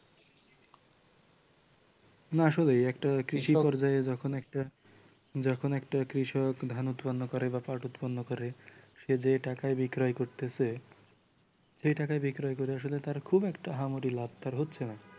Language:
Bangla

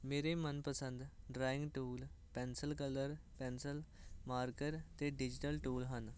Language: Punjabi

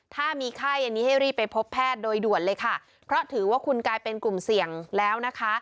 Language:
Thai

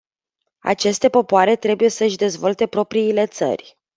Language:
Romanian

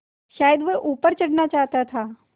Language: Hindi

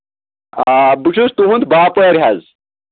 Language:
Kashmiri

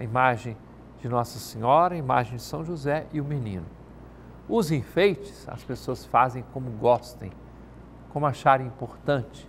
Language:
Portuguese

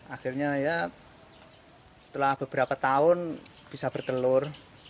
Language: Indonesian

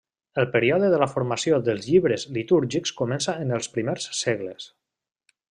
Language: Catalan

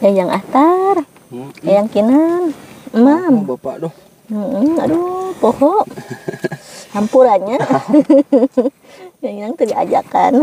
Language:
Indonesian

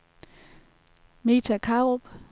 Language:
Danish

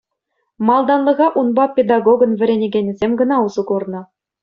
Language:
Chuvash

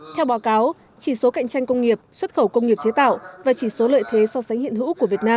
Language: Vietnamese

